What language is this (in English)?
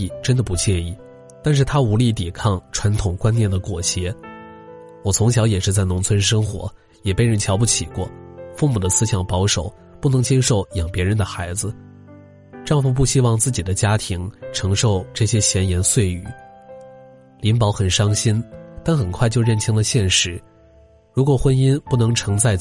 Chinese